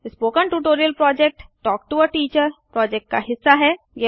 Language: Hindi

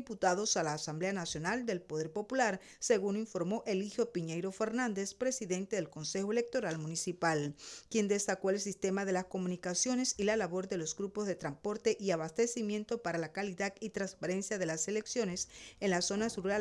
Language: Spanish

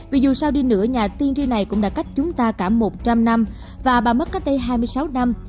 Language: Vietnamese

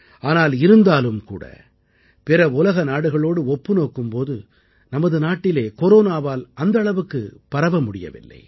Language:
Tamil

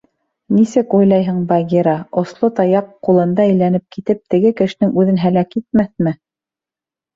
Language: Bashkir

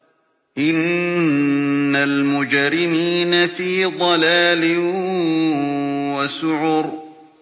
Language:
Arabic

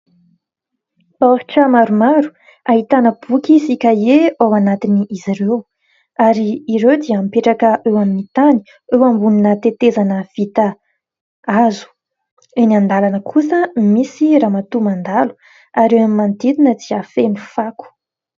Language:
Malagasy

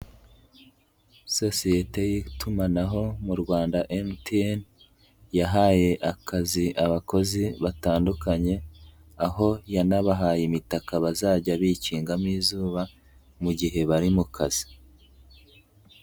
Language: Kinyarwanda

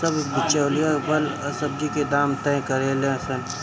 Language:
Bhojpuri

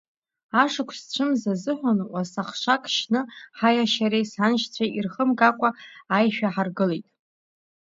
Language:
Abkhazian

